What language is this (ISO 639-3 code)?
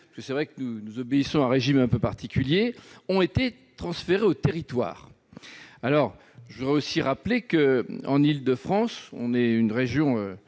fra